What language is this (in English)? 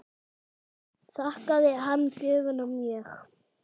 Icelandic